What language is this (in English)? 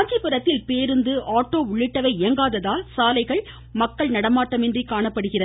Tamil